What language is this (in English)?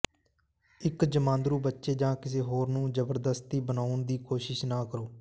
Punjabi